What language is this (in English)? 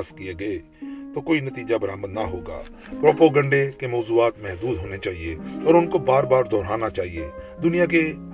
Urdu